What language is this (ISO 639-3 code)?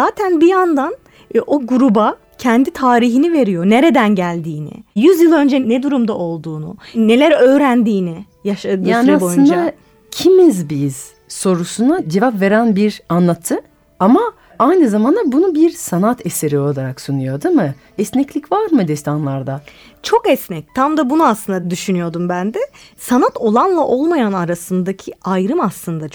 tur